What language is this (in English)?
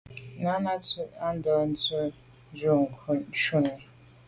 Medumba